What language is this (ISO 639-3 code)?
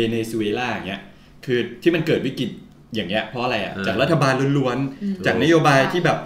tha